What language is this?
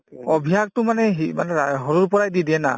Assamese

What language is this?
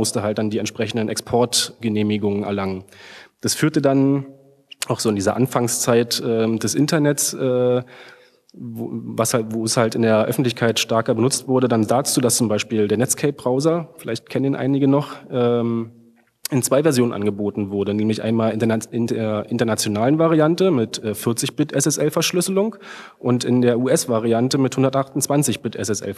German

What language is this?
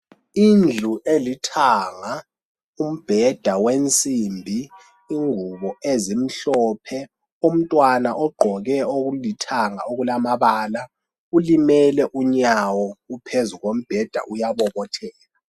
North Ndebele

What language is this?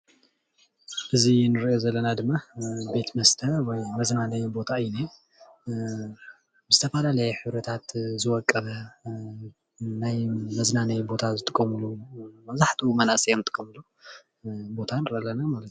Tigrinya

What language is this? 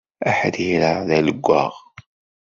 Kabyle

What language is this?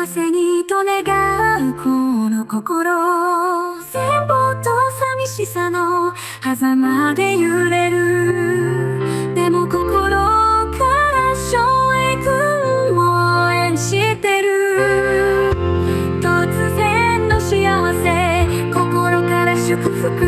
Japanese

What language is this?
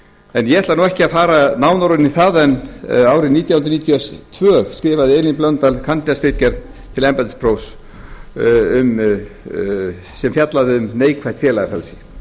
Icelandic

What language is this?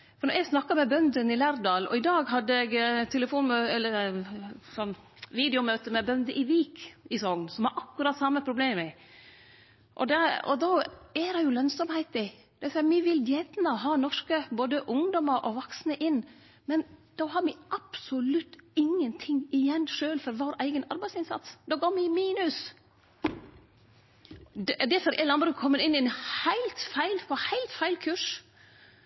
Norwegian Nynorsk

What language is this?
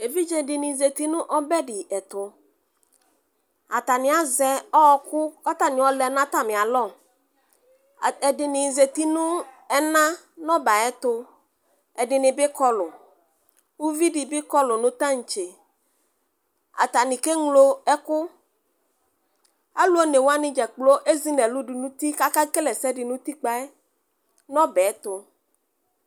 Ikposo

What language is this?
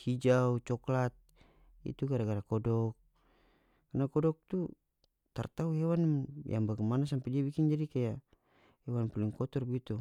North Moluccan Malay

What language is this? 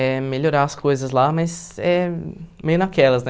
Portuguese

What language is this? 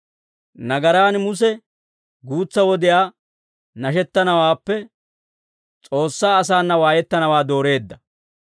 Dawro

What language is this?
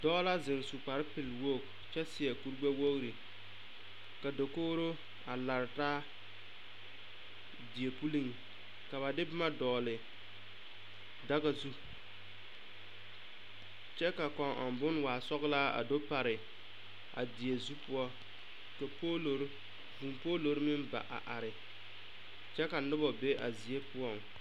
Southern Dagaare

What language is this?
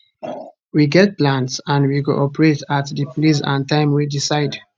Nigerian Pidgin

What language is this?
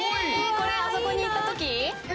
Japanese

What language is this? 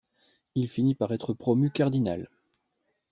French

